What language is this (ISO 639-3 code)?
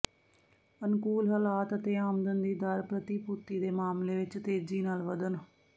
pan